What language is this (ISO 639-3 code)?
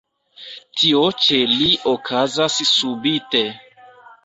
epo